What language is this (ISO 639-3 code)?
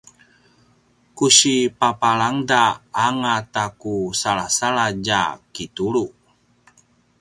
pwn